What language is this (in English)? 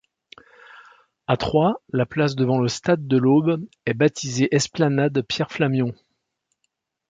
French